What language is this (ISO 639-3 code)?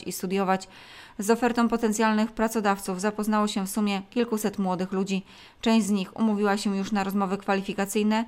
pol